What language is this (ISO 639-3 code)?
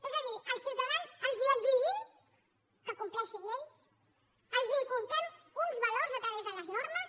cat